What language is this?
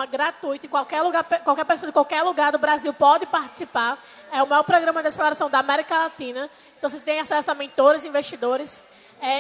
Portuguese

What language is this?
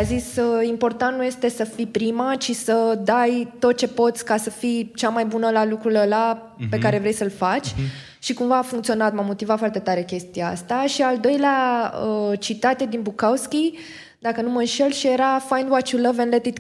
Romanian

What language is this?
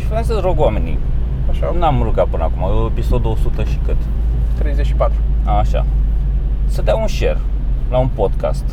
Romanian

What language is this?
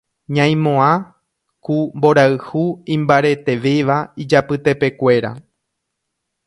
Guarani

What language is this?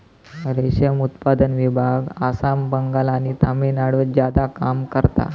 Marathi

